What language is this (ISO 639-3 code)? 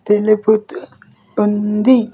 tel